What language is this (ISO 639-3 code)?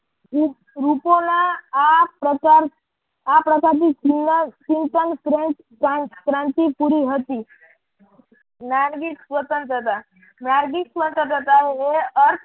guj